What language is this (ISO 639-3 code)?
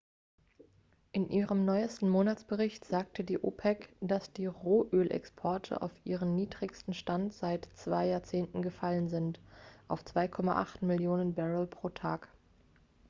deu